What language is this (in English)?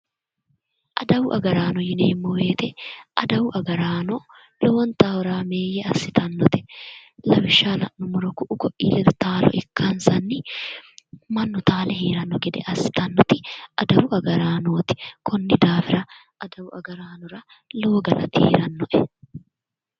Sidamo